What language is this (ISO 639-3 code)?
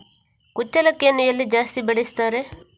kan